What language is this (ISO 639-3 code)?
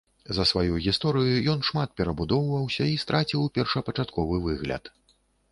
bel